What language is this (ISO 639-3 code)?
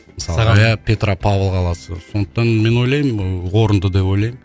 kaz